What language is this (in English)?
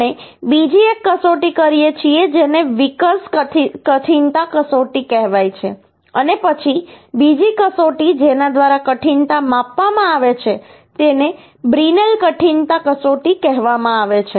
Gujarati